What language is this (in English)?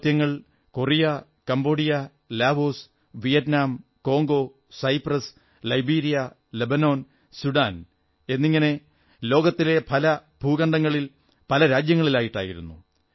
Malayalam